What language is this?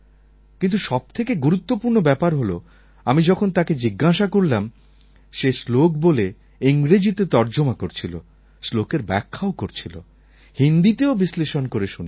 Bangla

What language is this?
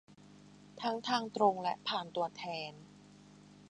Thai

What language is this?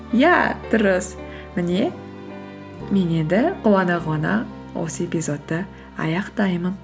Kazakh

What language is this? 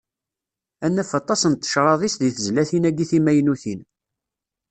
Kabyle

